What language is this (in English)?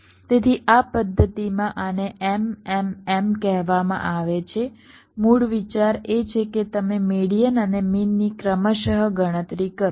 Gujarati